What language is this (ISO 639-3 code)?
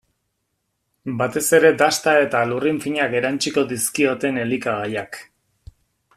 eus